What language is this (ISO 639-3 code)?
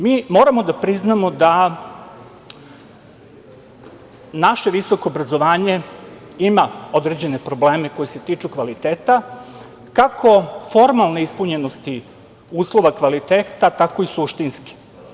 srp